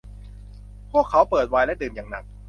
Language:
Thai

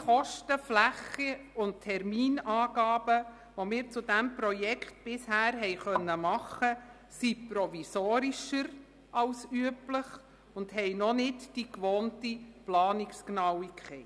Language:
Swiss German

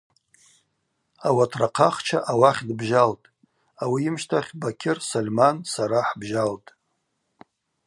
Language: Abaza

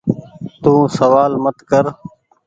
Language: Goaria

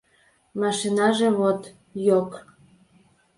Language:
Mari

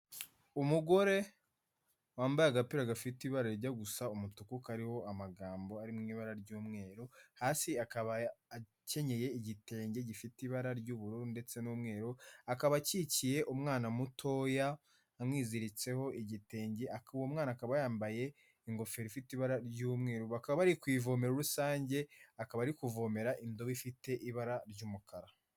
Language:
Kinyarwanda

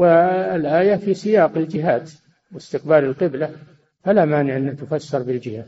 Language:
Arabic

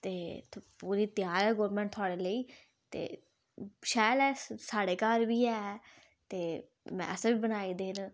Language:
Dogri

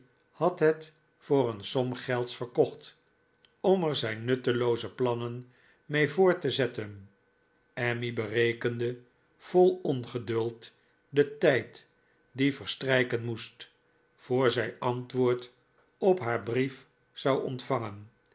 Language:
Dutch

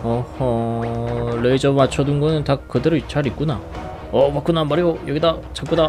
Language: Korean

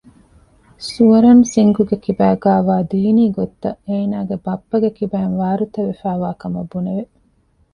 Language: Divehi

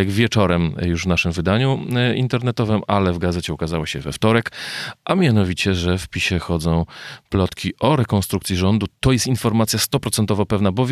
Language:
Polish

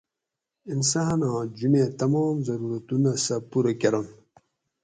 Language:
Gawri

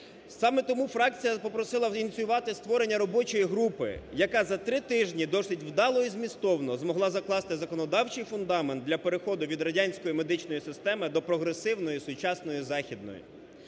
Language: Ukrainian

